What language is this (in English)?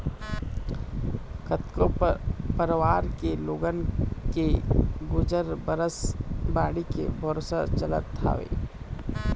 Chhattisgarhi